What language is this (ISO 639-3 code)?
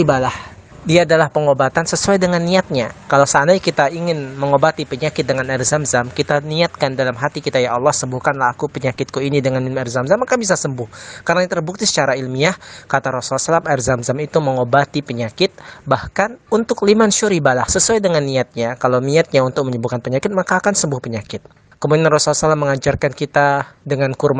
ind